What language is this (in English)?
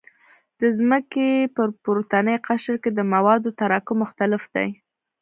Pashto